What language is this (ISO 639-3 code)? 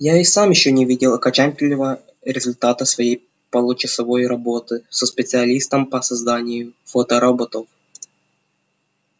rus